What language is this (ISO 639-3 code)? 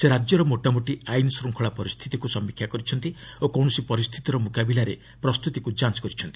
ori